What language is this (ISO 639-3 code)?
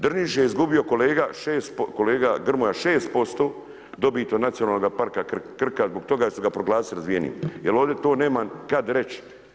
hrv